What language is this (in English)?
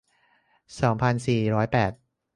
Thai